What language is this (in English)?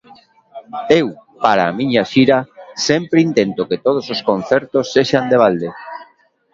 Galician